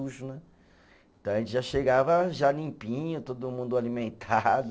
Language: Portuguese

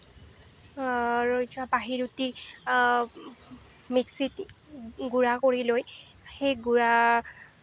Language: Assamese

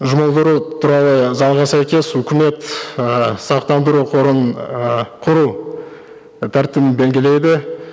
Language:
Kazakh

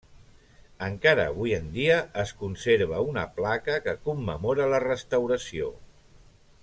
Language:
Catalan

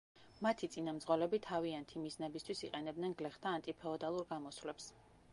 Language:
Georgian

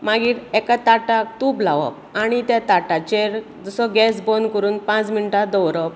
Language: Konkani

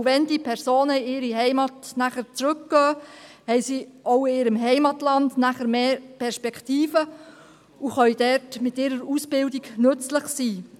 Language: Swiss German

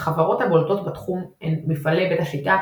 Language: Hebrew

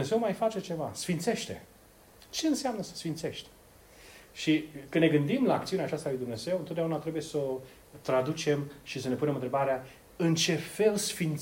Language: Romanian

